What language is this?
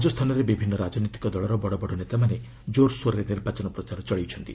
Odia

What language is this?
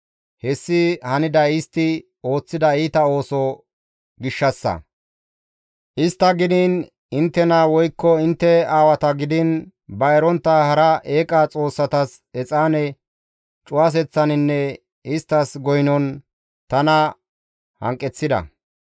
Gamo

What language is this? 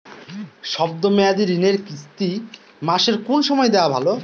Bangla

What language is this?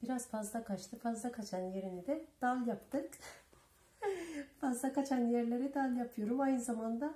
Turkish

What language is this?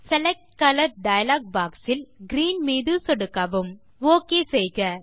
Tamil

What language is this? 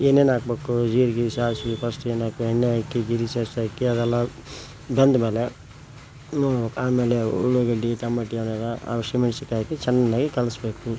Kannada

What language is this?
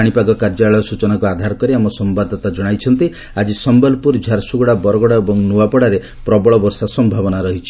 Odia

